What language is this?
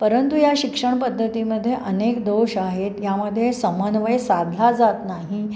Marathi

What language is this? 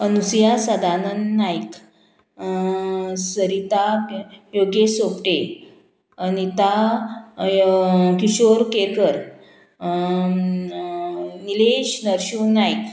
Konkani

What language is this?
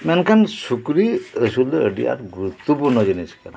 Santali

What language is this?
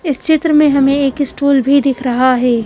Hindi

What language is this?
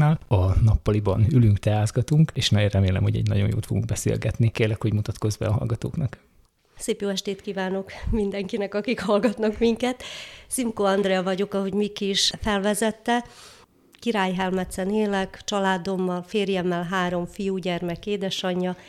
Hungarian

